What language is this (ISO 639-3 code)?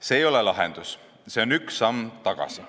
est